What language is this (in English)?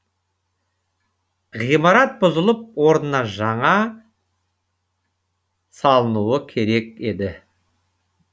Kazakh